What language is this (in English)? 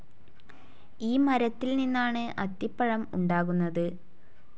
Malayalam